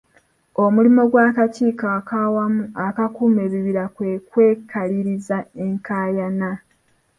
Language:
Ganda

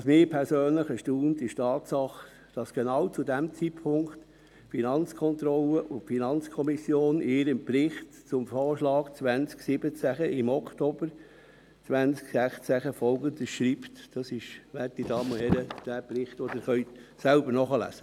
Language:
Swiss German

